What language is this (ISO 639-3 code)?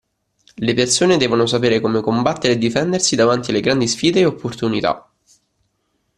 ita